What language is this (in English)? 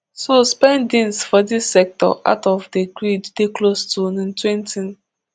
Nigerian Pidgin